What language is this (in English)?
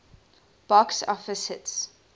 English